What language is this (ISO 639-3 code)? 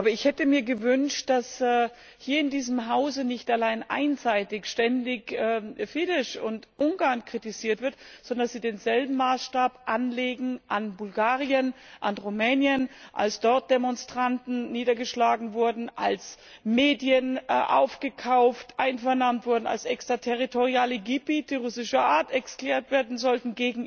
deu